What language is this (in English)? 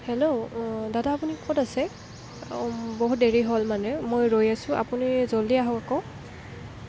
Assamese